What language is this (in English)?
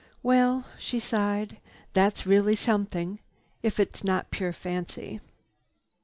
English